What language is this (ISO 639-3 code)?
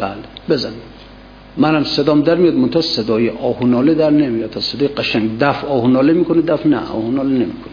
fas